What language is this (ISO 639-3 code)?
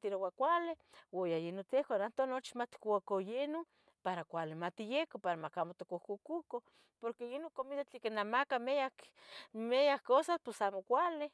nhg